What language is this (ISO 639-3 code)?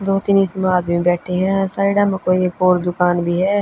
bgc